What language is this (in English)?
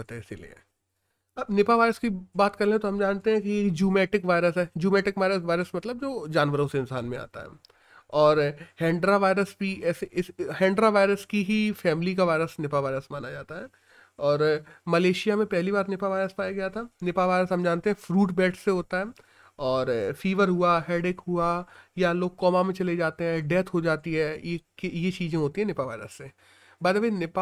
Hindi